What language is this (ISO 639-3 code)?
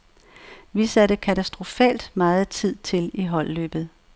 dan